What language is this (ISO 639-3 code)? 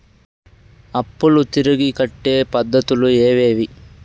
tel